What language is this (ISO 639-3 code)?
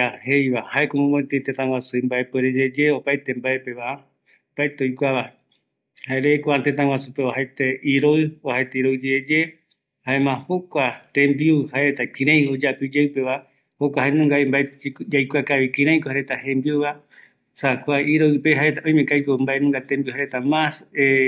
gui